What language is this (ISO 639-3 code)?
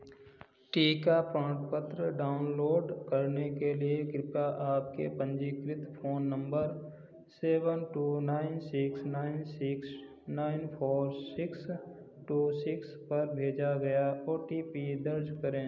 hin